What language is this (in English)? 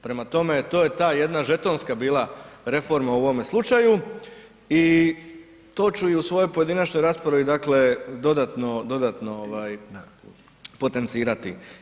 Croatian